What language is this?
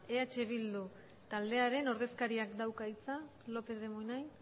Basque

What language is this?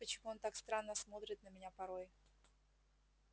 Russian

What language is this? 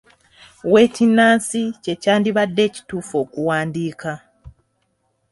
Ganda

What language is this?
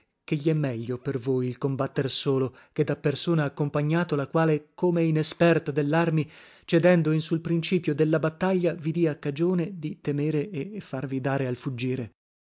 Italian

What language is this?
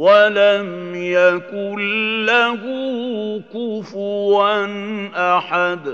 Arabic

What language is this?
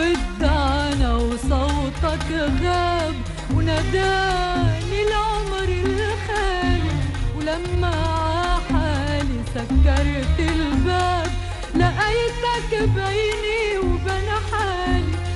Arabic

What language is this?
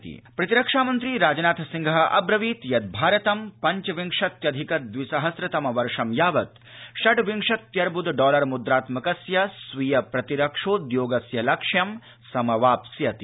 Sanskrit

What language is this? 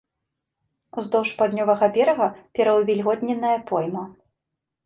Belarusian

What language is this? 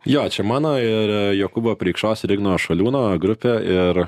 Lithuanian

